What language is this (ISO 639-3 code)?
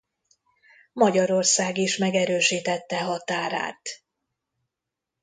hun